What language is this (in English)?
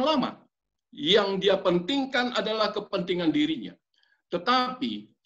Indonesian